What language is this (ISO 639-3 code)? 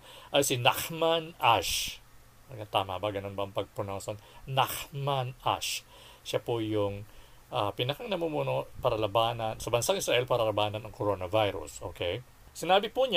fil